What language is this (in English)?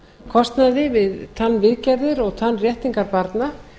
Icelandic